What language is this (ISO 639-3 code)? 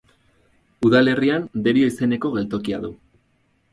eus